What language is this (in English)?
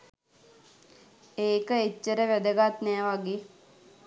Sinhala